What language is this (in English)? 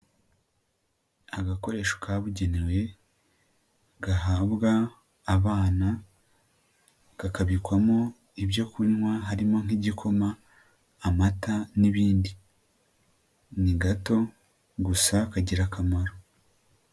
Kinyarwanda